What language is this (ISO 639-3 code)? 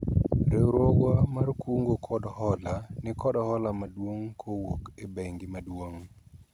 luo